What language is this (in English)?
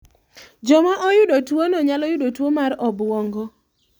Luo (Kenya and Tanzania)